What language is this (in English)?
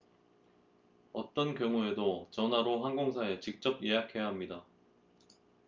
Korean